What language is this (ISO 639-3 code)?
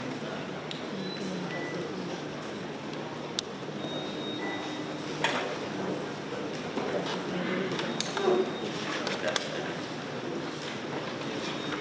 ind